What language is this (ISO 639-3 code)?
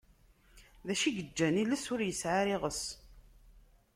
kab